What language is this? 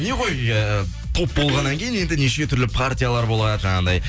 Kazakh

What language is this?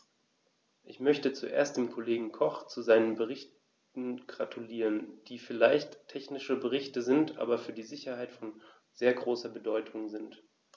German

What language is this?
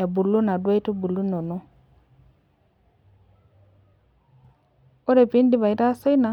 Masai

